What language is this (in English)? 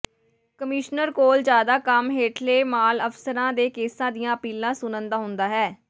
Punjabi